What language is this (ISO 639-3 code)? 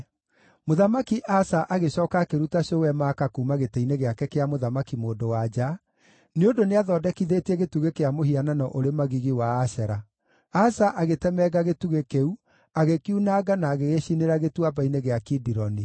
kik